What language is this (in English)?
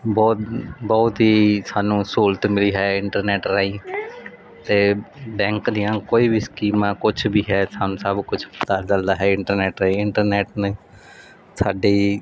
Punjabi